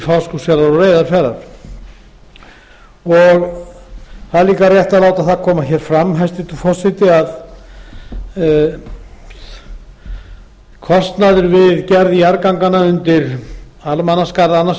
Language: Icelandic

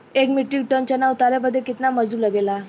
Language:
Bhojpuri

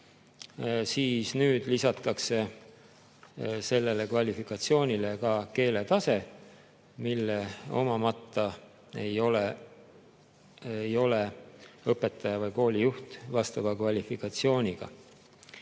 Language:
Estonian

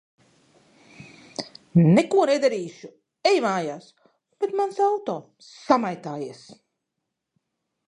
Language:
Latvian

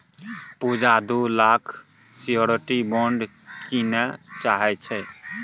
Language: Maithili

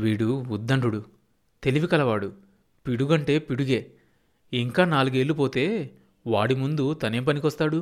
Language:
Telugu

